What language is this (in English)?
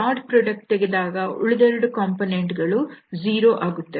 Kannada